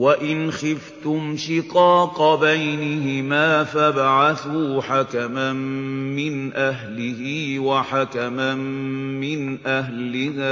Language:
Arabic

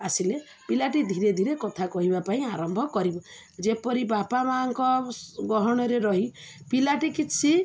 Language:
Odia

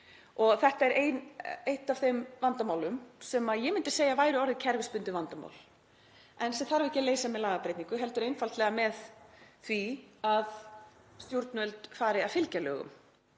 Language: Icelandic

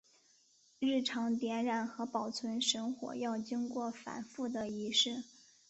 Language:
Chinese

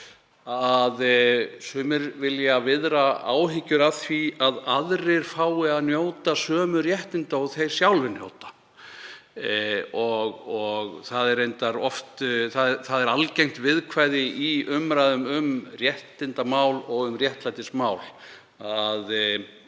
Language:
Icelandic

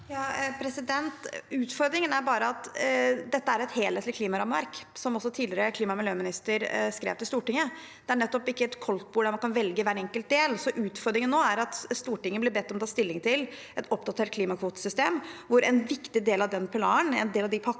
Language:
Norwegian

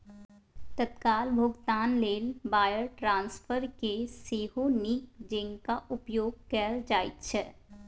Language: Maithili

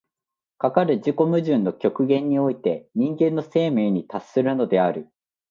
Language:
Japanese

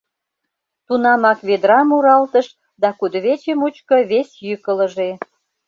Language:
Mari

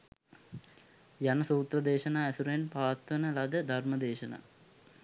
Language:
Sinhala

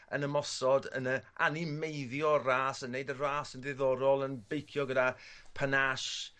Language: Welsh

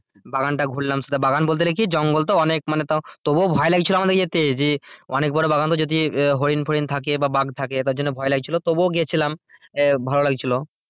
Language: Bangla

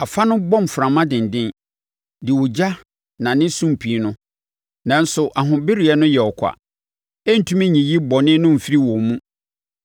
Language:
Akan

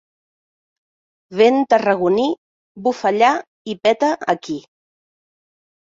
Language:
Catalan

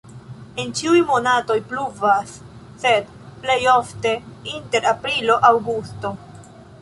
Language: Esperanto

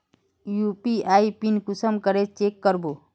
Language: Magahi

